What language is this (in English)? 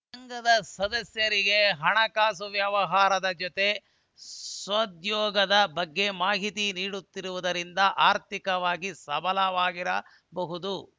Kannada